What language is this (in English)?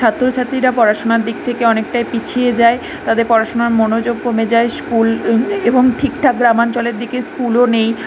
Bangla